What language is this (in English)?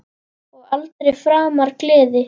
Icelandic